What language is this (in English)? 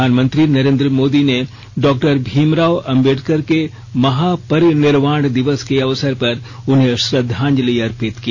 Hindi